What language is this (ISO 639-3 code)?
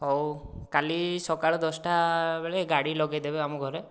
ori